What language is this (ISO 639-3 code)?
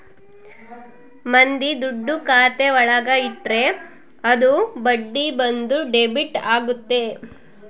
kan